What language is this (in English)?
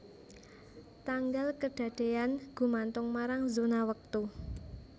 Javanese